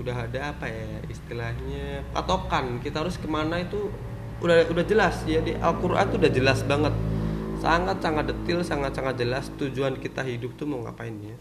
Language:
Indonesian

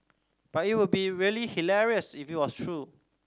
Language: English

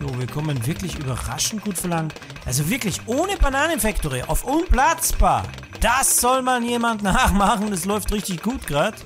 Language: German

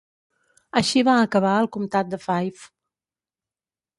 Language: Catalan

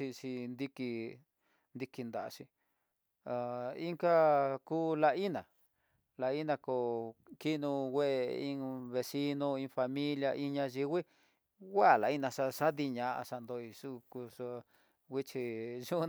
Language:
Tidaá Mixtec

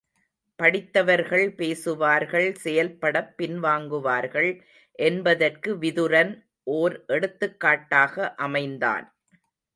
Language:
Tamil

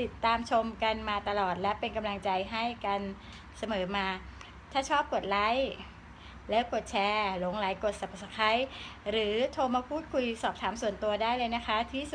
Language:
Thai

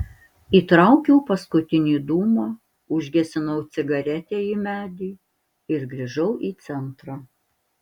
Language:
Lithuanian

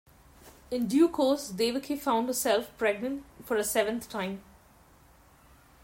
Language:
English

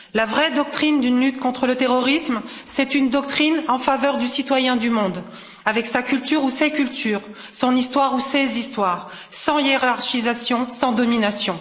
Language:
French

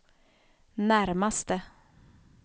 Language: Swedish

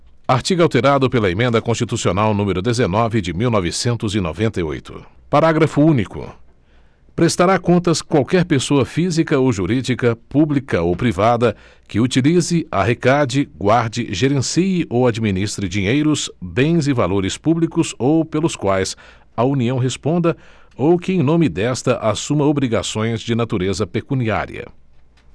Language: Portuguese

